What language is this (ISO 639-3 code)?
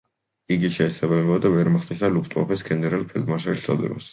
kat